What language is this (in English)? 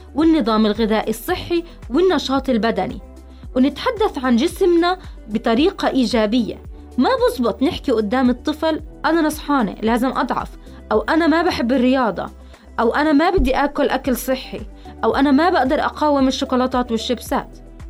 Arabic